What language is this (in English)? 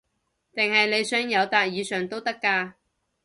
Cantonese